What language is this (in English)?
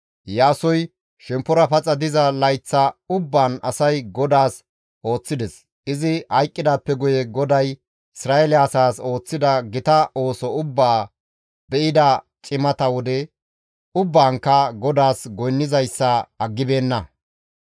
Gamo